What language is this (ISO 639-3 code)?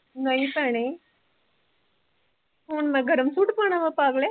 pan